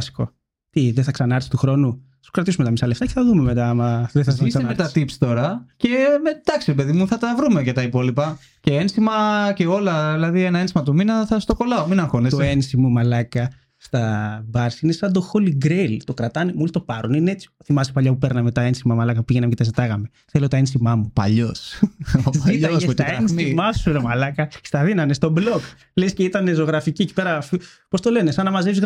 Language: Greek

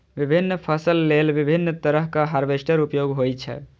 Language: Maithili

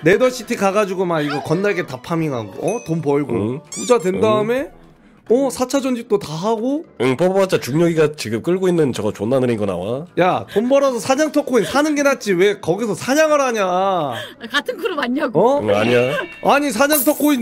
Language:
Korean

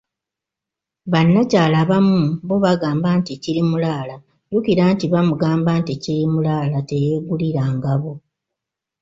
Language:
Ganda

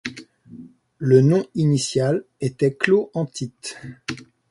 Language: French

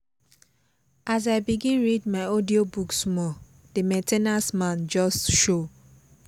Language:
Nigerian Pidgin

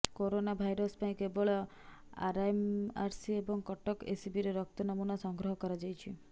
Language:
Odia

